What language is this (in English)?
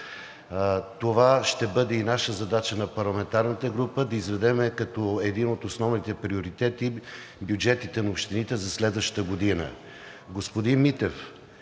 Bulgarian